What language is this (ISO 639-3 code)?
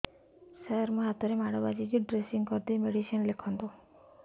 ori